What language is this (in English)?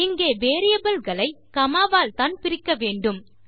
Tamil